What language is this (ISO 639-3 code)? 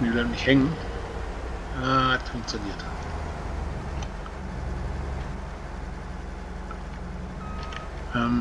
deu